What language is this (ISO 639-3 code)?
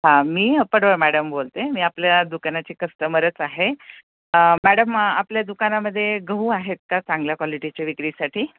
mar